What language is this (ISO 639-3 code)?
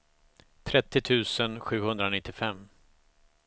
swe